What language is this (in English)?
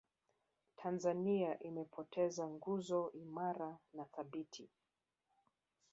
Swahili